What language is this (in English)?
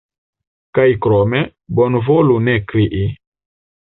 Esperanto